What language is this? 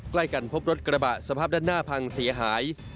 Thai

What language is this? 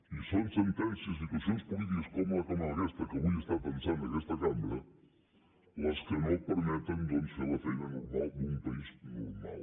Catalan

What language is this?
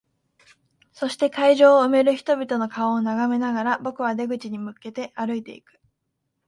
Japanese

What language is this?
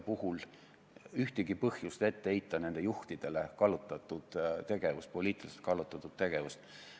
Estonian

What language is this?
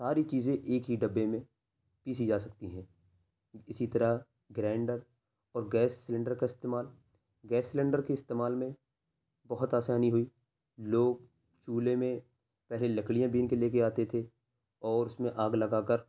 Urdu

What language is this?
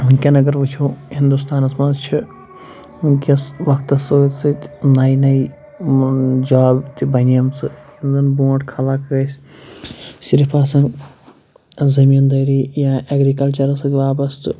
Kashmiri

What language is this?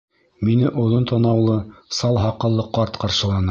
Bashkir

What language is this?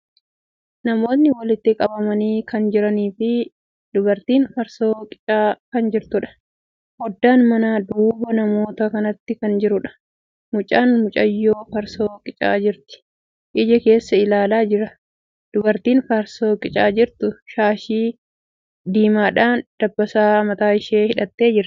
Oromo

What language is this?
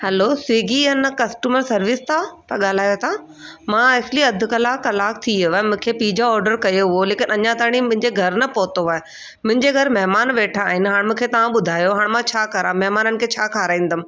Sindhi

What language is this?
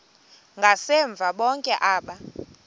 Xhosa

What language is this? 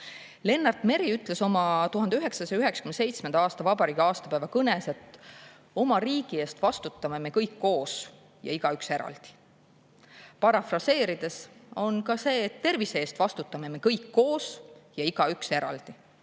Estonian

